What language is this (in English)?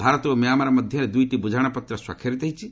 Odia